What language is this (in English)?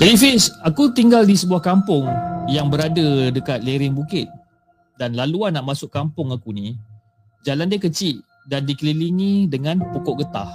Malay